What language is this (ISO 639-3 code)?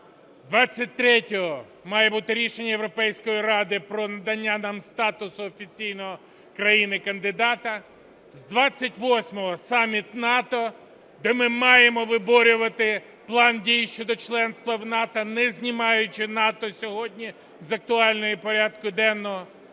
ukr